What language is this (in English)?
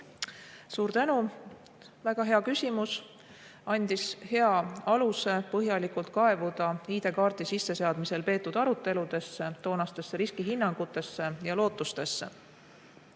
Estonian